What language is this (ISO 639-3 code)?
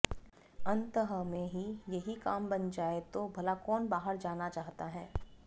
san